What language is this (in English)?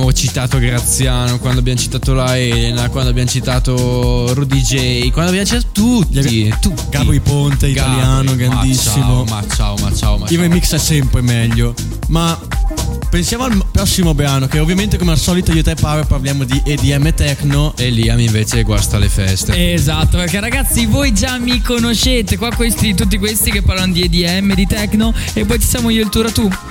Italian